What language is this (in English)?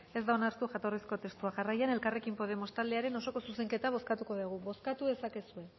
Basque